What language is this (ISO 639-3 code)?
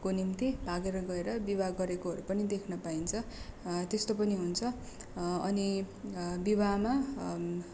nep